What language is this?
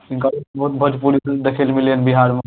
Maithili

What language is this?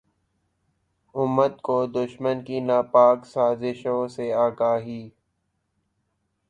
Urdu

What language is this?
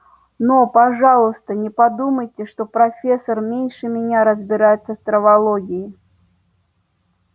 Russian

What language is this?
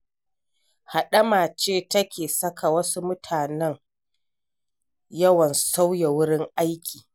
Hausa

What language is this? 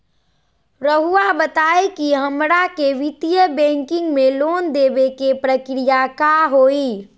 Magahi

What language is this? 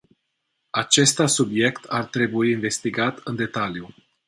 Romanian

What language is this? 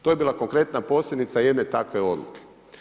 Croatian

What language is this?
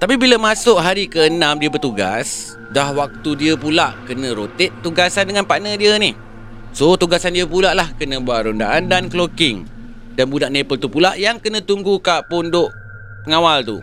Malay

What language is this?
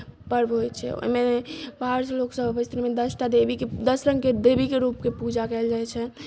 Maithili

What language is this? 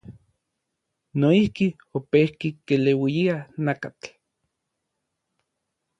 Orizaba Nahuatl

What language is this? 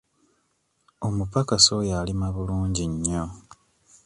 Ganda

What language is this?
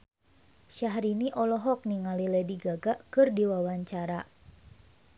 Sundanese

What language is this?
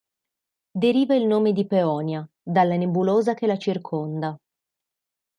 Italian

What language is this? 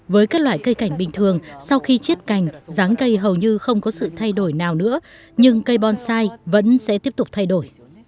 Vietnamese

